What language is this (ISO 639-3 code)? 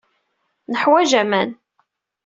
kab